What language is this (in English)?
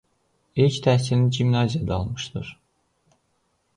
Azerbaijani